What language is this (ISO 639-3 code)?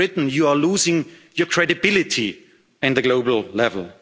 eng